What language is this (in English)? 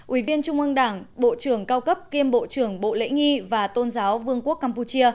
Vietnamese